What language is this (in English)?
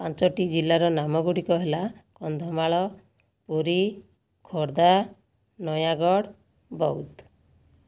Odia